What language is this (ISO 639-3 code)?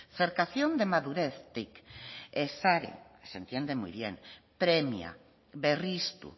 spa